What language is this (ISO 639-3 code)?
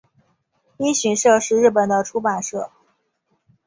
zho